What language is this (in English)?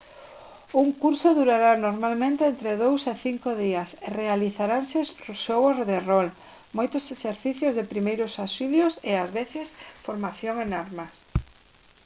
Galician